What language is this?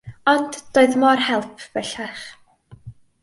Welsh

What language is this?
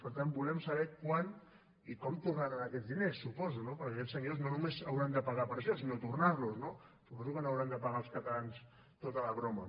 Catalan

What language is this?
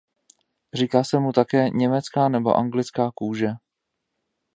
Czech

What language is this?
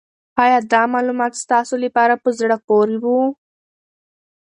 Pashto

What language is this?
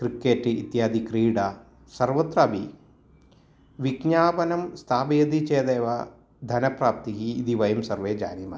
Sanskrit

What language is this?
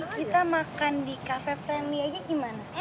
Indonesian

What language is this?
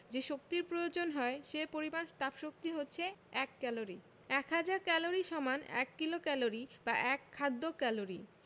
Bangla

